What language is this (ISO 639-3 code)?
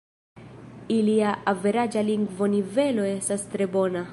epo